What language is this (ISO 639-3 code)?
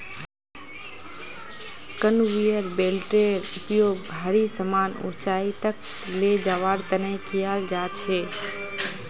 mag